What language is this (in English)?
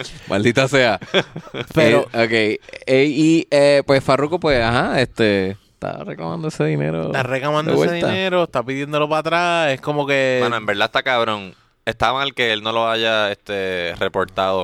Spanish